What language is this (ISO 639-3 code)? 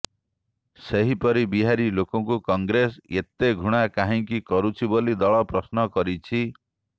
ori